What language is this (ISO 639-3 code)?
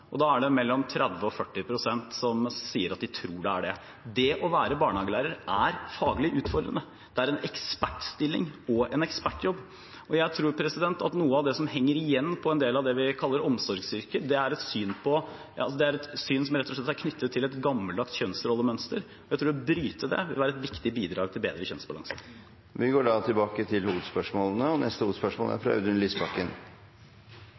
nor